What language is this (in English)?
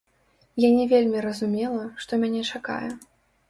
Belarusian